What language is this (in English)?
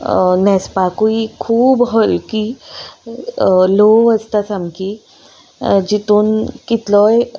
Konkani